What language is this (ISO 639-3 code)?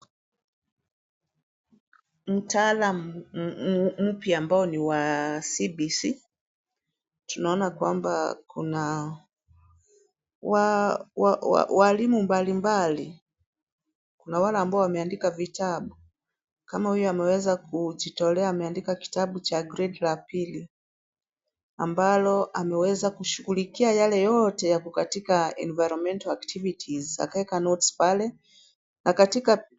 swa